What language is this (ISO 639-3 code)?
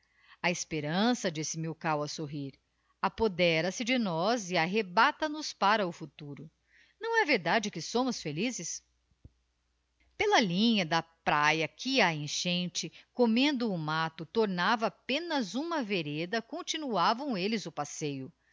por